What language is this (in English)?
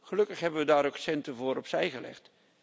Dutch